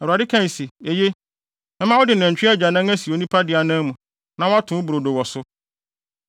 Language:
Akan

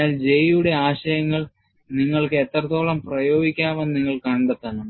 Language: Malayalam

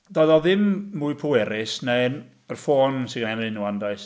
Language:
Welsh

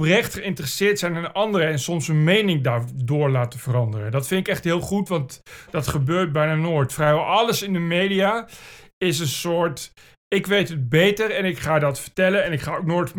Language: Dutch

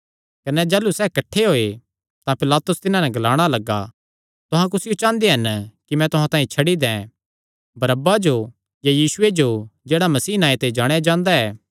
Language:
Kangri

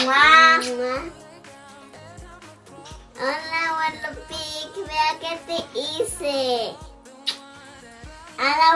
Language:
Spanish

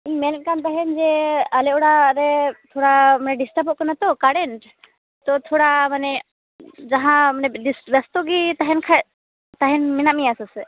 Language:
Santali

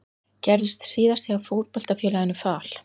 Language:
Icelandic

